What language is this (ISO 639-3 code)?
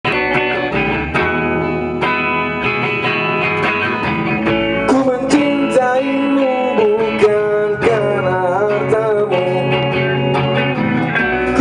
ind